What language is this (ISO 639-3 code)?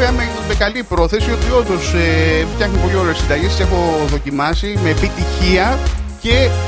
ell